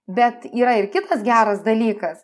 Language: Lithuanian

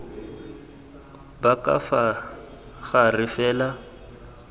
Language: Tswana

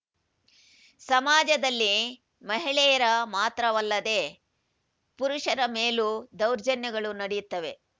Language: Kannada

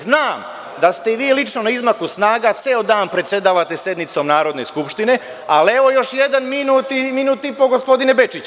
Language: Serbian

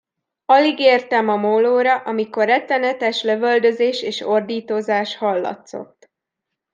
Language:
Hungarian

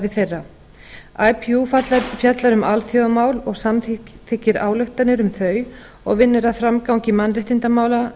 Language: Icelandic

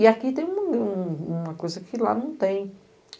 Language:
Portuguese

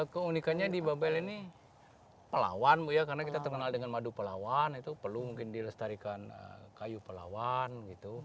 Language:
Indonesian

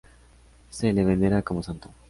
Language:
Spanish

